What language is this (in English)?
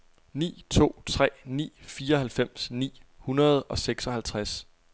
Danish